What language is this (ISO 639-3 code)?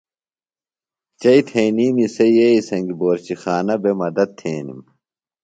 phl